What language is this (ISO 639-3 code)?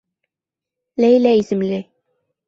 bak